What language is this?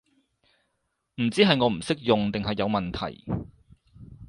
Cantonese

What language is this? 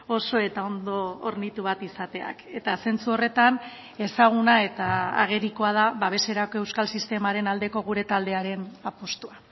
Basque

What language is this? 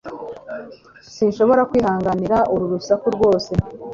Kinyarwanda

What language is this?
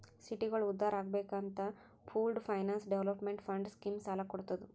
Kannada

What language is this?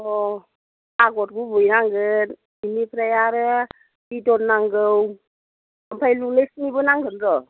Bodo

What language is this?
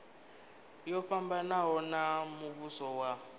Venda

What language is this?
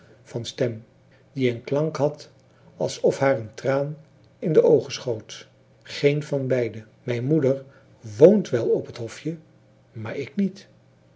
Dutch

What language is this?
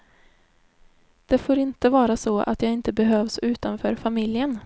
Swedish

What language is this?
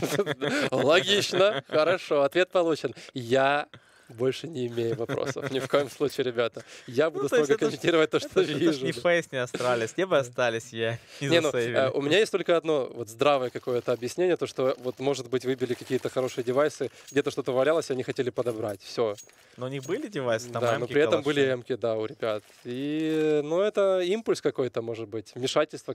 Russian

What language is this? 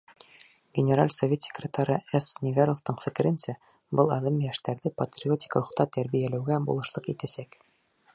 Bashkir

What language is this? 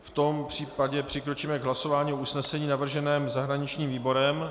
Czech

